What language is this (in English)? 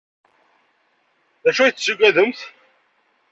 Kabyle